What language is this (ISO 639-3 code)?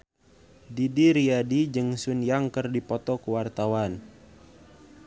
sun